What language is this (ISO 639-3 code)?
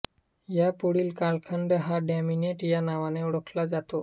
mar